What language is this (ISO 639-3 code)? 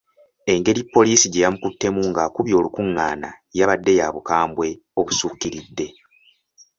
lug